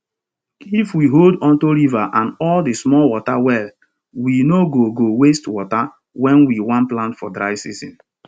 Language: Nigerian Pidgin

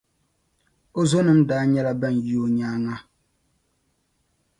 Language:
Dagbani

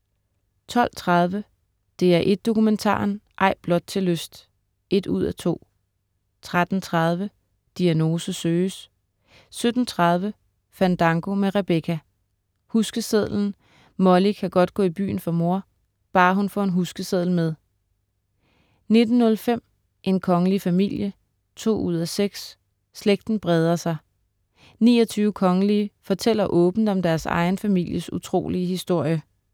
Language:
Danish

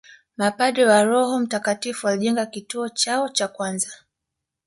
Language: Swahili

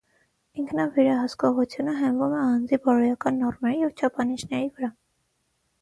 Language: Armenian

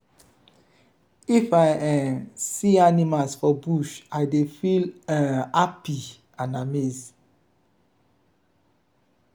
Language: Nigerian Pidgin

